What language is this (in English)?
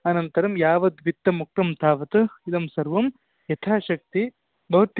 Sanskrit